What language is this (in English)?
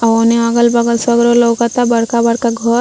Bhojpuri